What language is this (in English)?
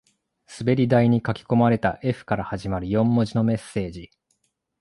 Japanese